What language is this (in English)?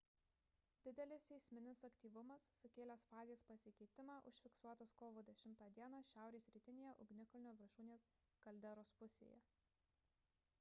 Lithuanian